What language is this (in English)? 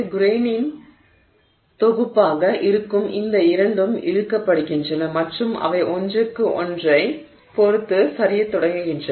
Tamil